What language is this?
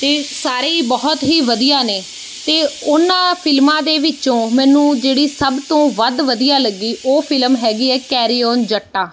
Punjabi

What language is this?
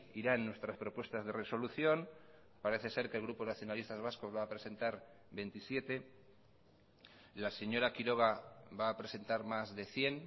Spanish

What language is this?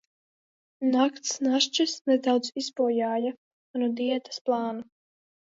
Latvian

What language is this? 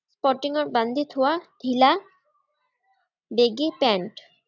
Assamese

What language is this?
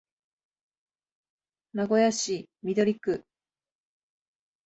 Japanese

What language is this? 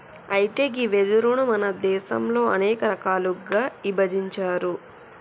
Telugu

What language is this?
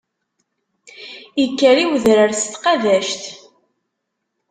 Kabyle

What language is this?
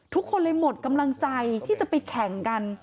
Thai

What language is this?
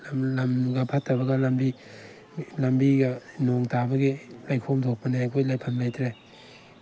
Manipuri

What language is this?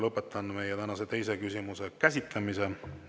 Estonian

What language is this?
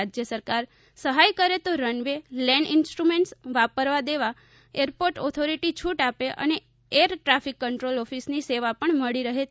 Gujarati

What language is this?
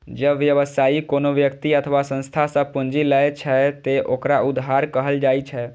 Maithili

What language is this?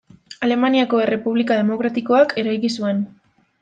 Basque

